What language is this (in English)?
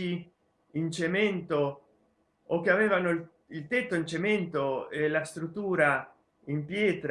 Italian